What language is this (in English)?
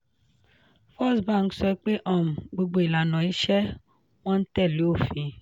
Yoruba